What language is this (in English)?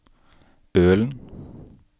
Norwegian